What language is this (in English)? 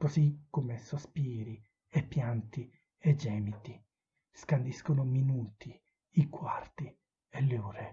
Italian